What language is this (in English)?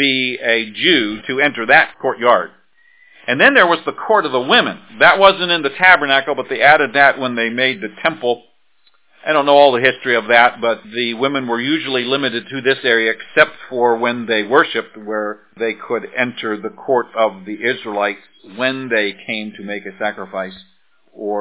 English